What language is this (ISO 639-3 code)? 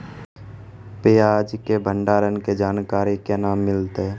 mai